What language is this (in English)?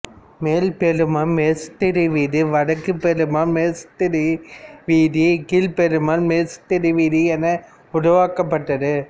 Tamil